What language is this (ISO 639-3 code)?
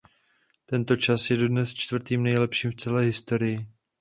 ces